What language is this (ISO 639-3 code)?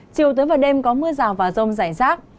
vie